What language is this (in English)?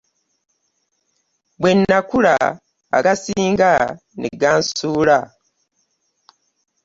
Ganda